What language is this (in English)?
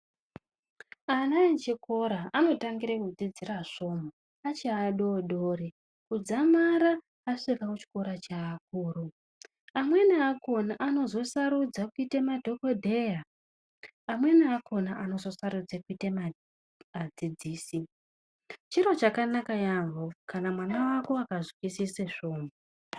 Ndau